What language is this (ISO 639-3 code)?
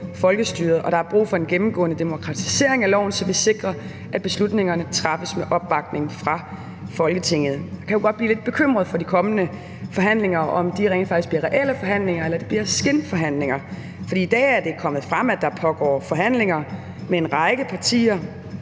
dan